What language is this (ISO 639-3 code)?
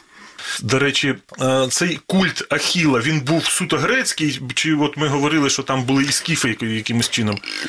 ukr